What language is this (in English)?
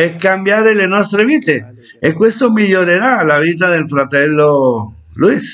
Italian